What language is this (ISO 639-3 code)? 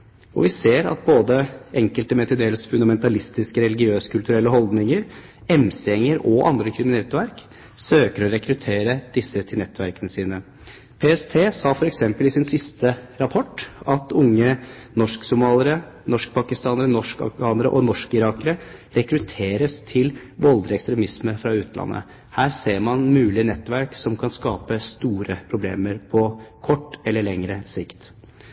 nob